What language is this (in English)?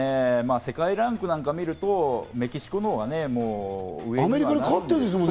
Japanese